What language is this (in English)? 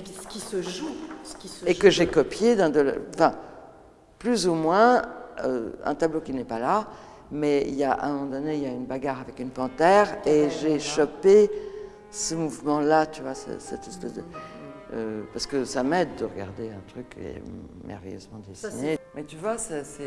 French